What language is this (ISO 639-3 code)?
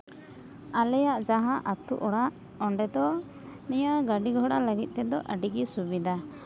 sat